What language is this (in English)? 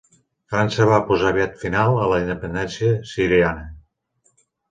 Catalan